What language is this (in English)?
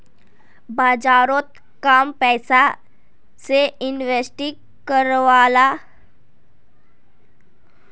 Magahi